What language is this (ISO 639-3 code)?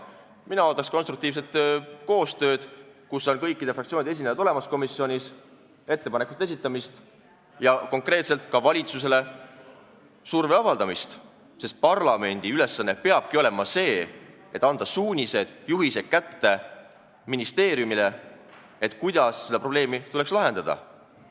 est